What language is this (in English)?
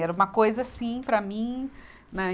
Portuguese